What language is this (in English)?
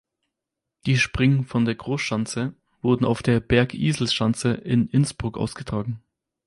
German